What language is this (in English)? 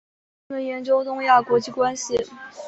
Chinese